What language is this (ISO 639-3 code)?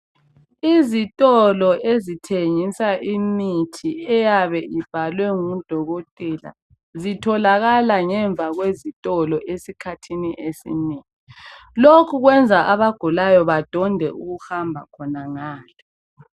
nde